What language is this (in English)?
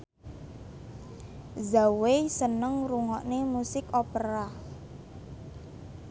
Javanese